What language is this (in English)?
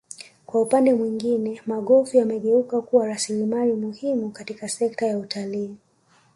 Swahili